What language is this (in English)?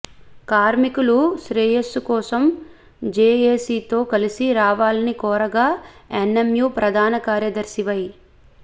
Telugu